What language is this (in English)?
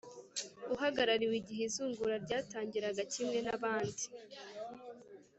Kinyarwanda